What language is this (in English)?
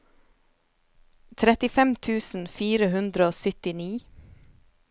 Norwegian